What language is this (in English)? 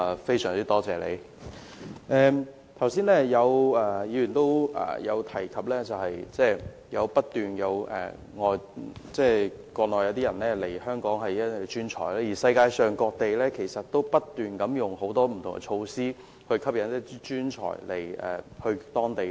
Cantonese